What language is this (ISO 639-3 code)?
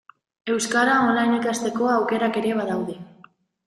eus